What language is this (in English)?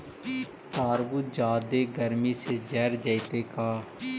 Magahi